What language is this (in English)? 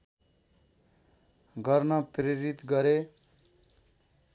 Nepali